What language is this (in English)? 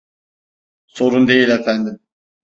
Turkish